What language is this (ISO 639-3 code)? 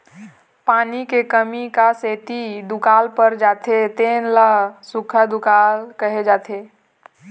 hne